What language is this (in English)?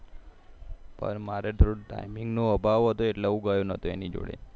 Gujarati